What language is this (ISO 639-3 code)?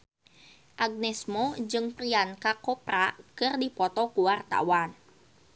sun